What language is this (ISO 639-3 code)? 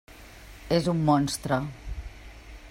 cat